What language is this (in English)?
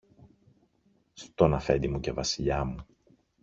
Greek